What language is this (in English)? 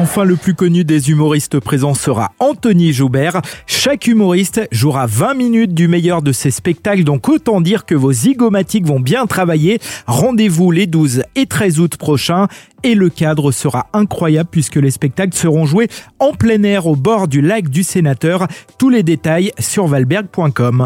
French